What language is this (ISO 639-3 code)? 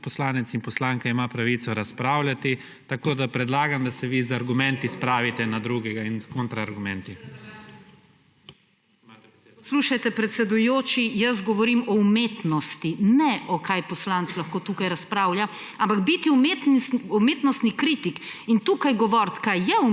slv